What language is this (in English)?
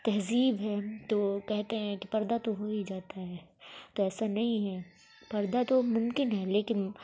Urdu